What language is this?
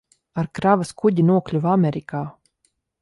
Latvian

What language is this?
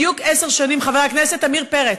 Hebrew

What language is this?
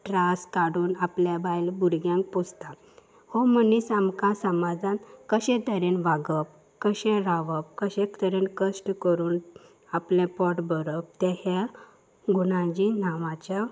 Konkani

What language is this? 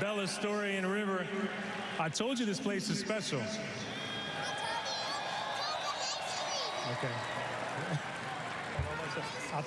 English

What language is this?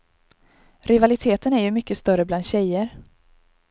Swedish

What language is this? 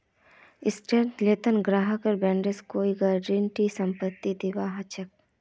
Magahi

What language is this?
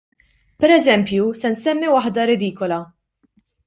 Maltese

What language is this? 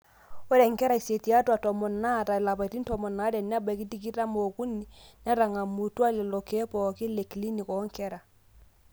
Masai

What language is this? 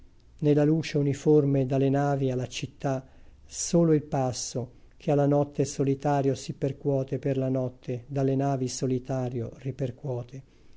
Italian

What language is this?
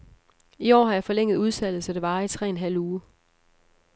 Danish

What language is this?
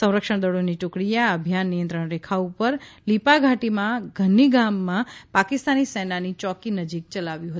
Gujarati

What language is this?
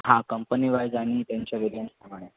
Marathi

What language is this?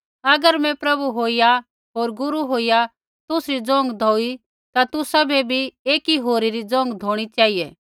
Kullu Pahari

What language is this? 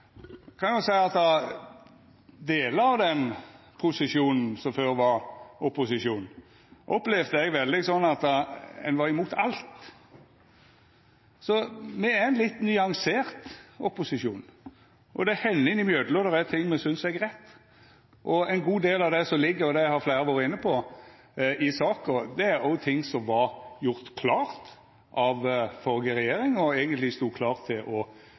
Norwegian Nynorsk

